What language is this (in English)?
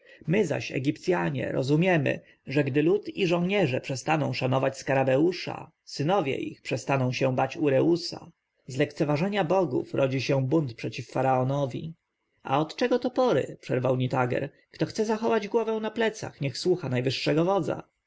Polish